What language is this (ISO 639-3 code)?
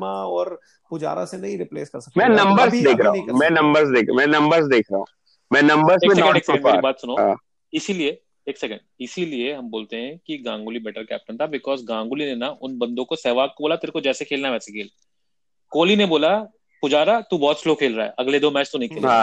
hin